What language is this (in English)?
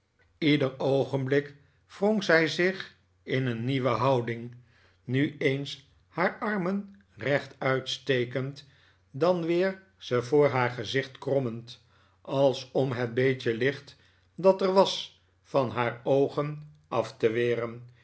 Dutch